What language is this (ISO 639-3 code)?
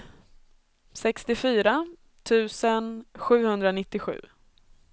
swe